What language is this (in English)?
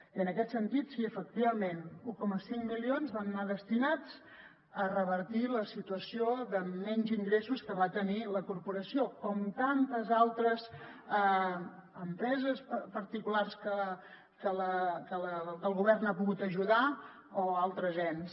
Catalan